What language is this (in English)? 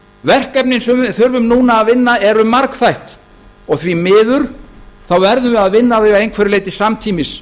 Icelandic